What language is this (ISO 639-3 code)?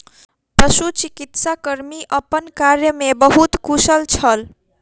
mai